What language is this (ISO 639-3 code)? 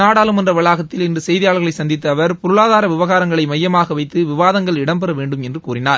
tam